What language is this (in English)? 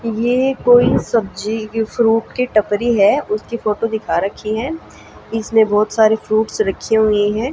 Hindi